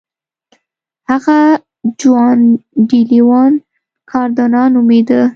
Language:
Pashto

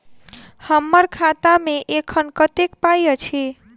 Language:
Maithili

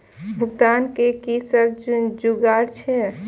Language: Maithili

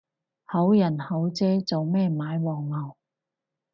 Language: Cantonese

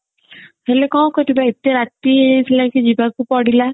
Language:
Odia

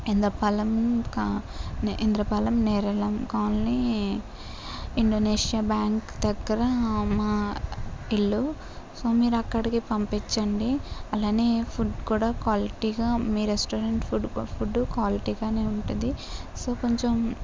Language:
Telugu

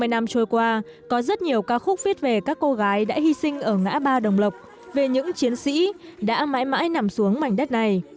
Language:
Vietnamese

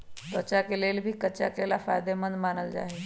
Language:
Magahi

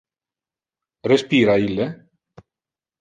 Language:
Interlingua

